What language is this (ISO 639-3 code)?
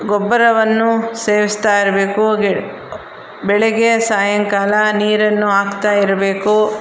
kan